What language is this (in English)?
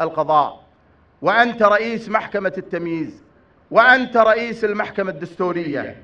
Arabic